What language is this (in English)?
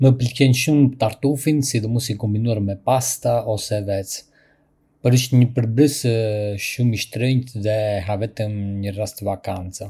Arbëreshë Albanian